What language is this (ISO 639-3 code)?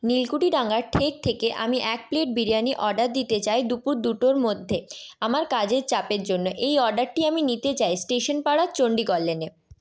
ben